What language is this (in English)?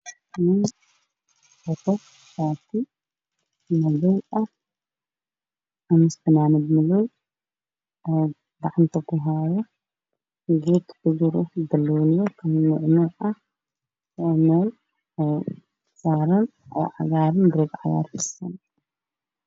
Somali